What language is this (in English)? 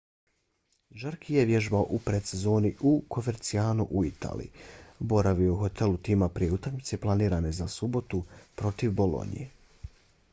Bosnian